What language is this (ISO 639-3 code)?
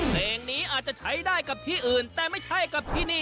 tha